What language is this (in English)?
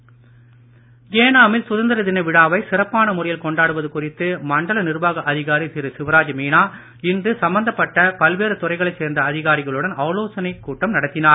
Tamil